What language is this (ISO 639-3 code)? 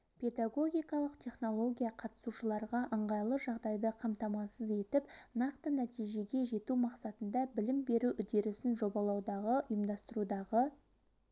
kaz